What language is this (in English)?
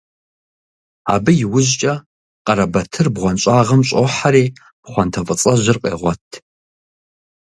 Kabardian